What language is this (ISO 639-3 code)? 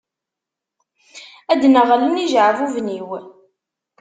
kab